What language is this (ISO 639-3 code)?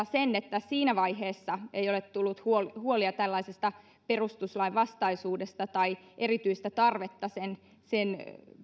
fin